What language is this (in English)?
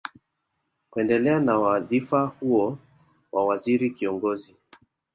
Swahili